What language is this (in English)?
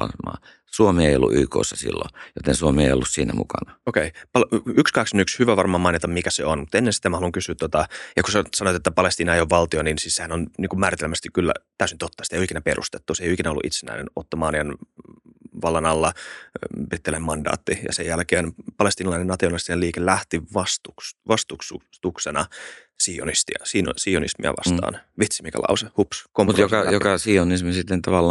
Finnish